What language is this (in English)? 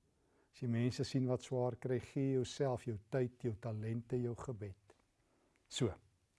Dutch